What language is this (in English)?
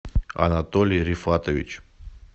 Russian